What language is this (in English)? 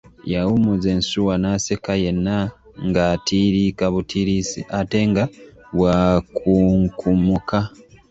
Ganda